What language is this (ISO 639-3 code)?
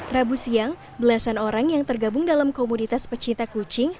ind